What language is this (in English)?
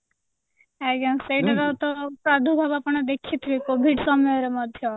Odia